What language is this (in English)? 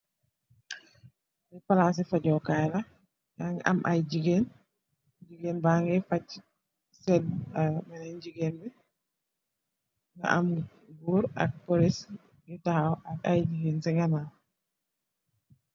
Wolof